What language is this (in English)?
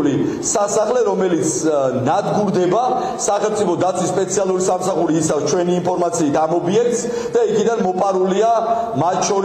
Romanian